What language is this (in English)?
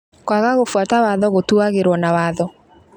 Kikuyu